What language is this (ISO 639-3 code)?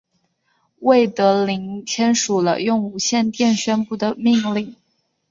zho